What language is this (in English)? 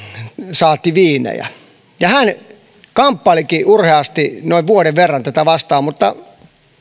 Finnish